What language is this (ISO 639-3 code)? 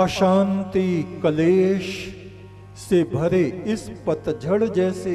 hin